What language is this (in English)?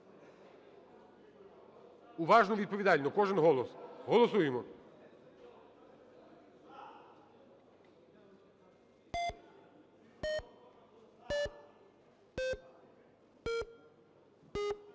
Ukrainian